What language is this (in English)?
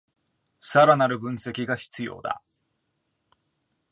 Japanese